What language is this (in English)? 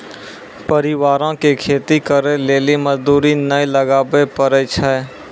Maithili